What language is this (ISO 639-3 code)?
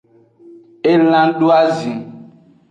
ajg